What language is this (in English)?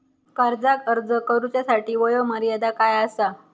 Marathi